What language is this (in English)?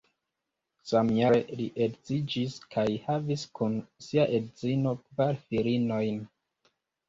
Esperanto